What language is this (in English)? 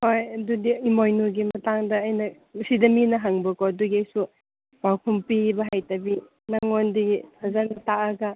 Manipuri